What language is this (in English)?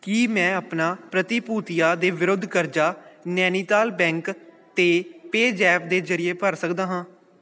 Punjabi